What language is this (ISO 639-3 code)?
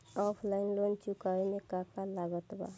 bho